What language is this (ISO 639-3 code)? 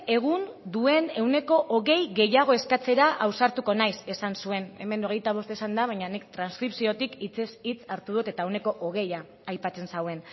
eus